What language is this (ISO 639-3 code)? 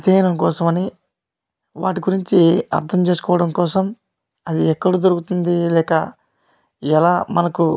tel